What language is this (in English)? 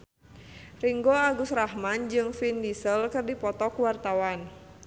Sundanese